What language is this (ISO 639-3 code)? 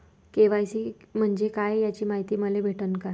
mar